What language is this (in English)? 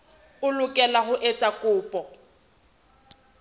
Southern Sotho